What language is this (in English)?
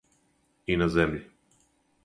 Serbian